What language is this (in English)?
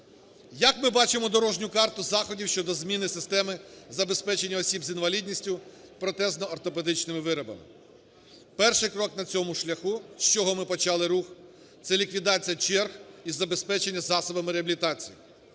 Ukrainian